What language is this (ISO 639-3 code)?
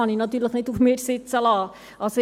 gsw